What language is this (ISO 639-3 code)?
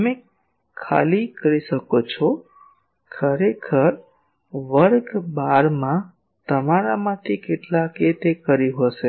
guj